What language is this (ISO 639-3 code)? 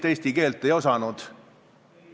est